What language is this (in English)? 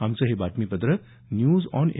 Marathi